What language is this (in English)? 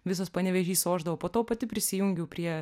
Lithuanian